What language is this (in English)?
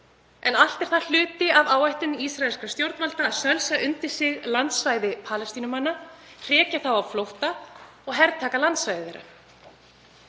Icelandic